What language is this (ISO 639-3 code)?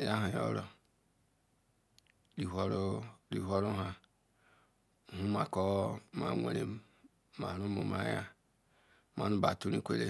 ikw